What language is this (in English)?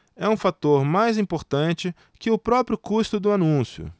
Portuguese